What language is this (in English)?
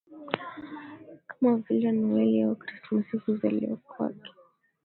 Swahili